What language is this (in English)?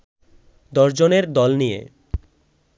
Bangla